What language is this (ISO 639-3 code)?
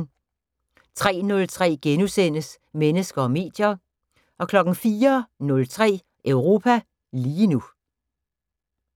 dan